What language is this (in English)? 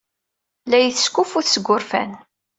Kabyle